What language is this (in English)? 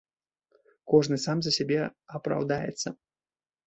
Belarusian